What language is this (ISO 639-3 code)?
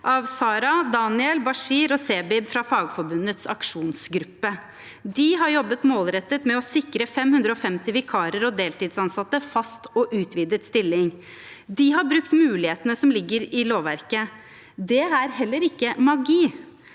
nor